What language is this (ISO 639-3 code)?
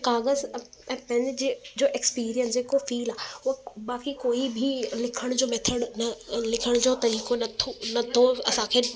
snd